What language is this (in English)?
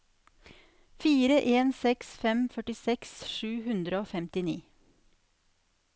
Norwegian